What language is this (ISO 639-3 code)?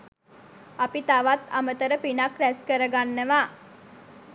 sin